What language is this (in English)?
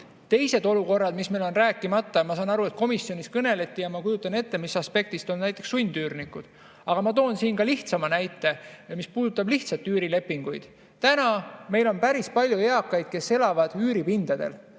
Estonian